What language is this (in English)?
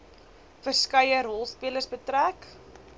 Afrikaans